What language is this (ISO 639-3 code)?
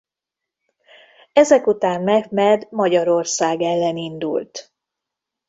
hun